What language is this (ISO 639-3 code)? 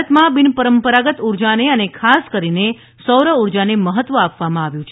guj